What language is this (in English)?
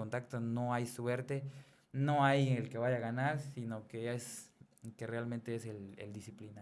Spanish